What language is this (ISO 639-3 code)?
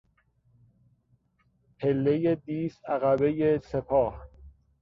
fas